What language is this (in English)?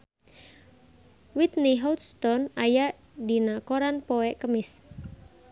Sundanese